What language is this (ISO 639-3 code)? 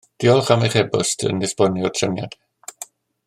cym